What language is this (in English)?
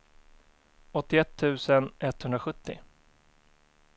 Swedish